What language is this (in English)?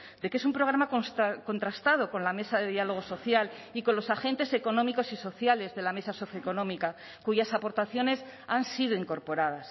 Spanish